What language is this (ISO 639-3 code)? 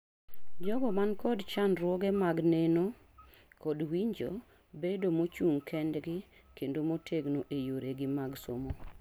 luo